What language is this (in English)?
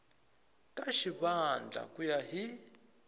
Tsonga